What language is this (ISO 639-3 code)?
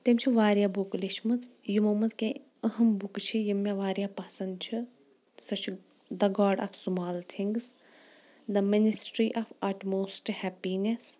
kas